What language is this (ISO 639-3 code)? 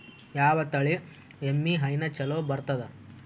kan